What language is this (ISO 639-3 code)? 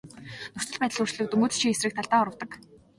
mon